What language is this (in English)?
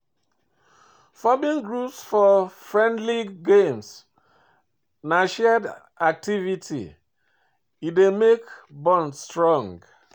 Nigerian Pidgin